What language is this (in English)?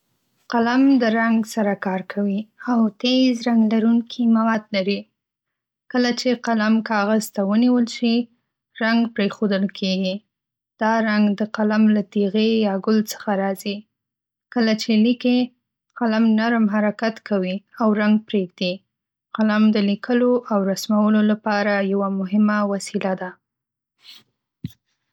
Pashto